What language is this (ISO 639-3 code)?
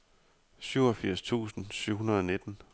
dan